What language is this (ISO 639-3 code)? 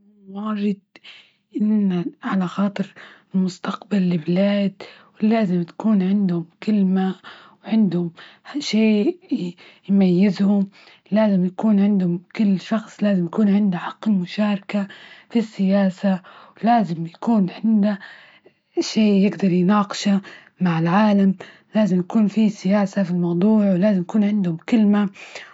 ayl